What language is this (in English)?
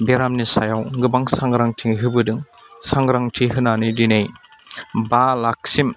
Bodo